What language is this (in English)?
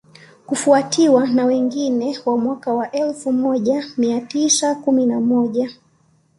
Swahili